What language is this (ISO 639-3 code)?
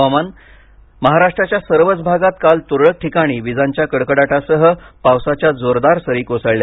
mar